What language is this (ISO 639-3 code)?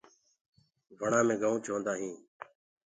ggg